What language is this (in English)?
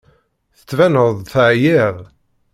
Kabyle